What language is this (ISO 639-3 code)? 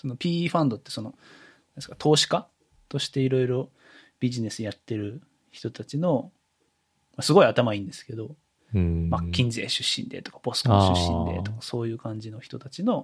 jpn